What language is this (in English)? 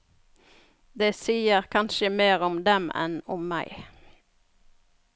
Norwegian